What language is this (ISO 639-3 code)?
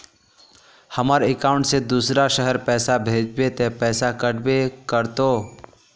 mag